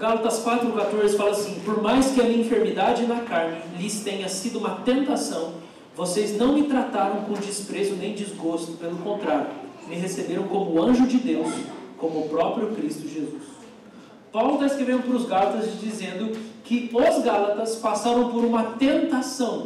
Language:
Portuguese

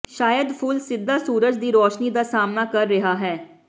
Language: Punjabi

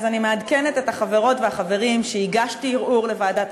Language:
Hebrew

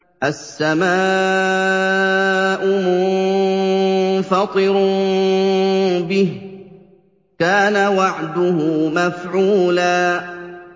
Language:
Arabic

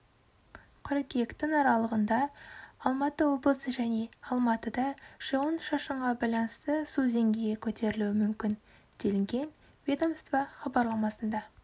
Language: Kazakh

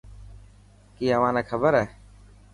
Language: Dhatki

